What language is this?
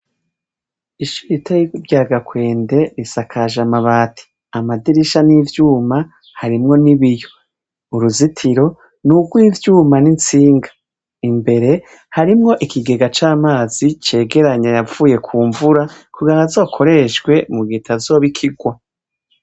Rundi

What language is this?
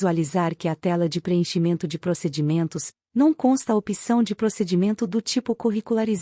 Portuguese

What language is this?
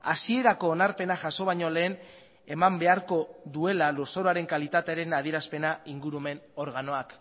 Basque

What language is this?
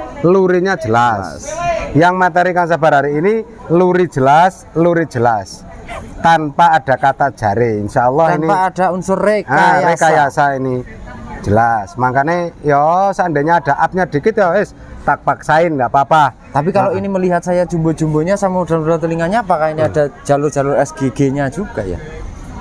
Indonesian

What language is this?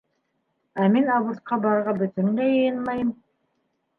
Bashkir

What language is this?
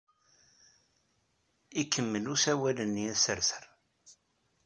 Kabyle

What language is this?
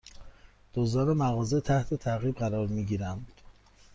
Persian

